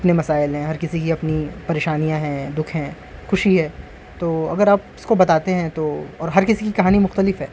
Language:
Urdu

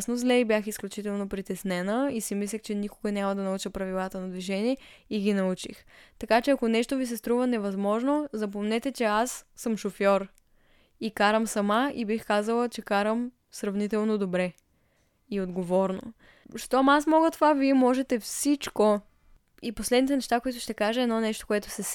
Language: Bulgarian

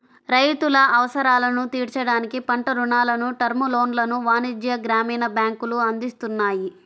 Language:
Telugu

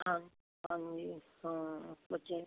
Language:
Punjabi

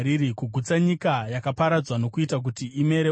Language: Shona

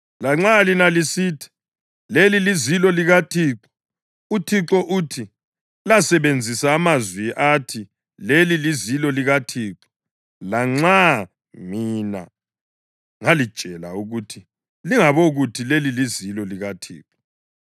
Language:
North Ndebele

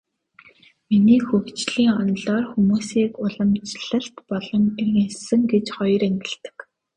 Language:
Mongolian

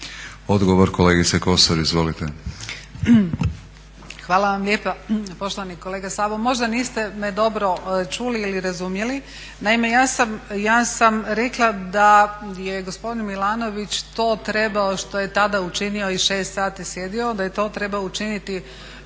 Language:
Croatian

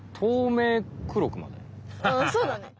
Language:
Japanese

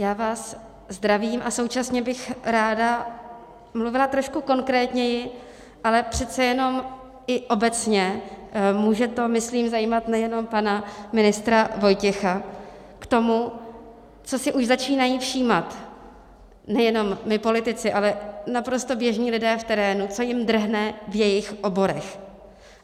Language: Czech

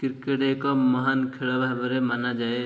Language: Odia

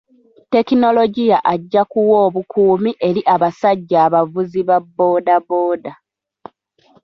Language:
Ganda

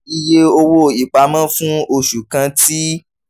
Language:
Yoruba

